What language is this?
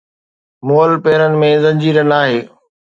Sindhi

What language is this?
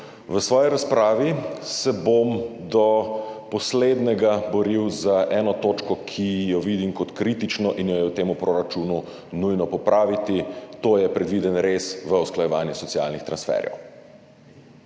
Slovenian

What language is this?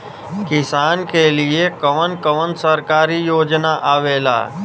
Bhojpuri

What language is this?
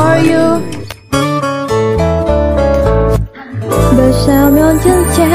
Korean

